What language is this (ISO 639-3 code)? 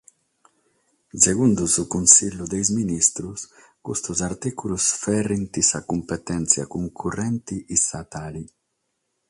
srd